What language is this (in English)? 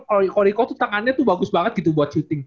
Indonesian